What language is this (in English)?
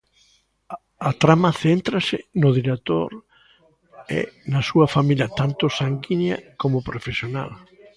Galician